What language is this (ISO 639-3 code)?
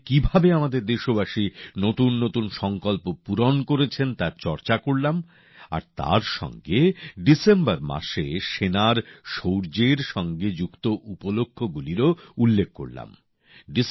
ben